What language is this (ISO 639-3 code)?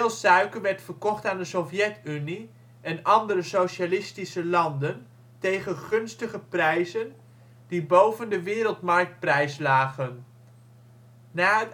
nld